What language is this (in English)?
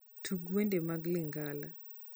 Luo (Kenya and Tanzania)